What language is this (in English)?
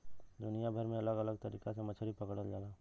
Bhojpuri